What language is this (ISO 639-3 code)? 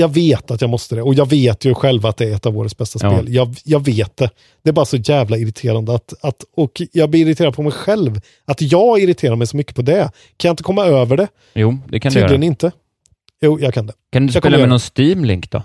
swe